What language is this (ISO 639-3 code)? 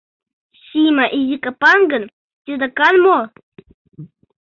chm